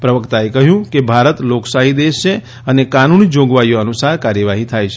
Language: Gujarati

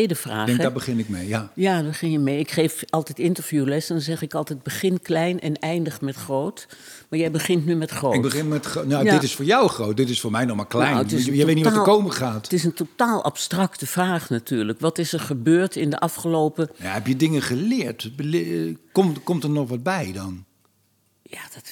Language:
Dutch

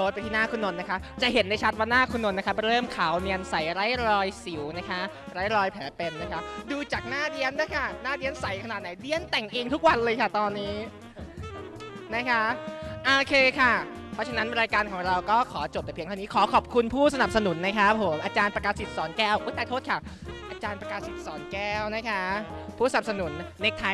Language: Thai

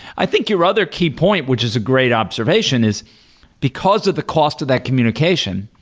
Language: English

